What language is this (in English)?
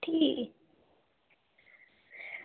Dogri